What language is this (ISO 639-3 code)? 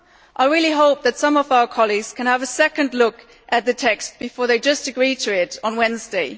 eng